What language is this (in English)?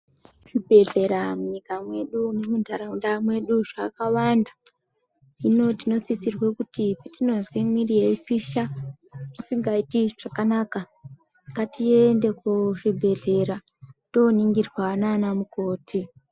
Ndau